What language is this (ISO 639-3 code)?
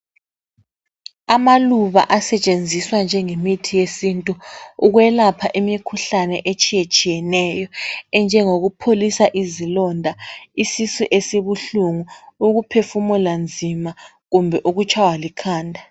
nde